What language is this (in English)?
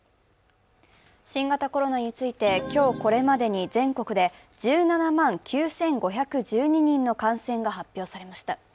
Japanese